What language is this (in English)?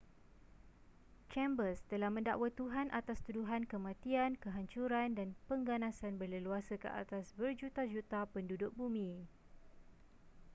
Malay